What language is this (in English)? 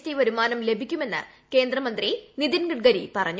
Malayalam